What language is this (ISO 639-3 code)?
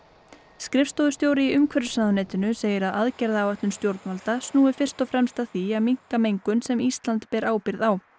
isl